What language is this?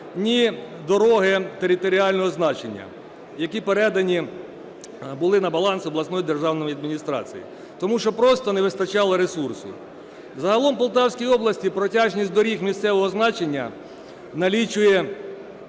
Ukrainian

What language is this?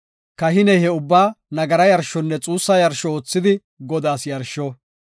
Gofa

